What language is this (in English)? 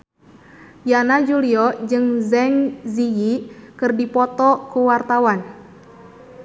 Sundanese